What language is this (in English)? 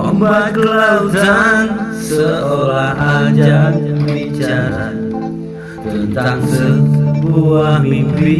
Indonesian